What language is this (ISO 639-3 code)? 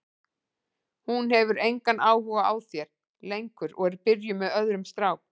isl